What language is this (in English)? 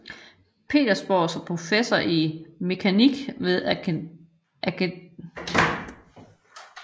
Danish